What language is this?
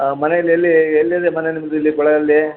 Kannada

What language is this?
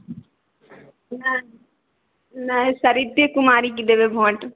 Maithili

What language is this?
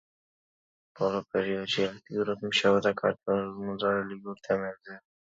Georgian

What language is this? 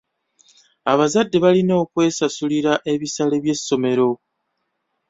Ganda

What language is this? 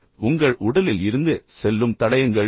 Tamil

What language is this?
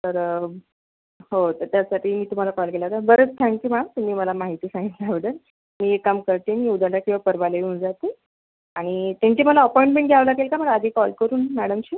Marathi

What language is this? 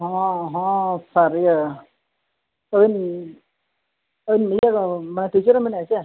Santali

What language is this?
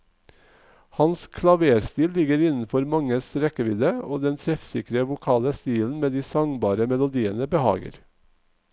Norwegian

